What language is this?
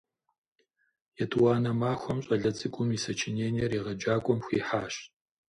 Kabardian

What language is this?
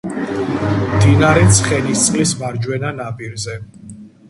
Georgian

